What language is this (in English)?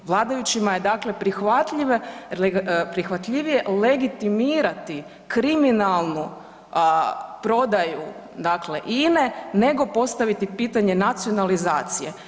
Croatian